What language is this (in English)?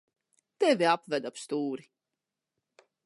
Latvian